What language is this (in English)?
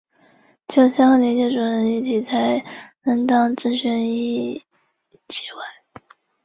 Chinese